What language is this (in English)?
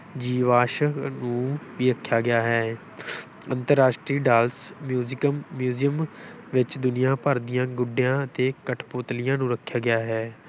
Punjabi